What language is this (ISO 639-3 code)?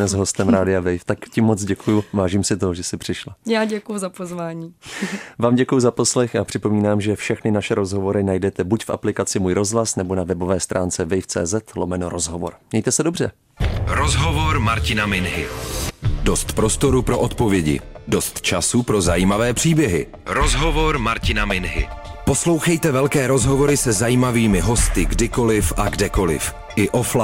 ces